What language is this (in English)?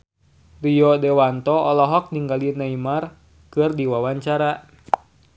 Sundanese